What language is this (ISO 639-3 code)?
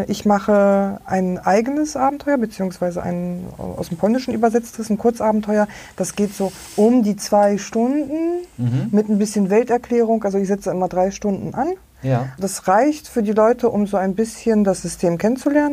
deu